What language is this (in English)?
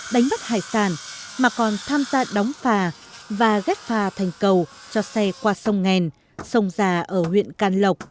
Vietnamese